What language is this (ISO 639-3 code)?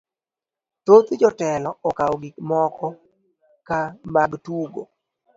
luo